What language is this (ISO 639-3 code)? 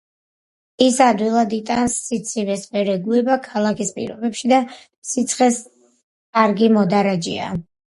kat